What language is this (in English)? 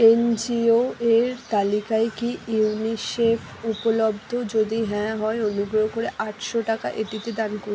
Bangla